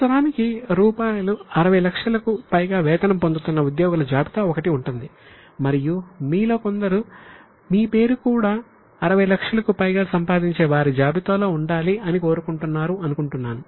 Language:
Telugu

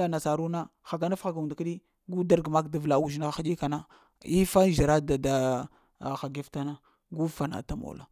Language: Lamang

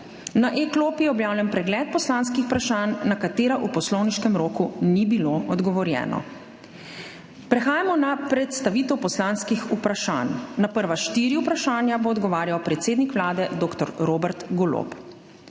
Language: Slovenian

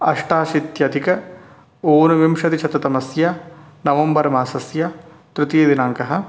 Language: Sanskrit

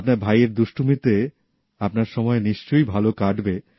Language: Bangla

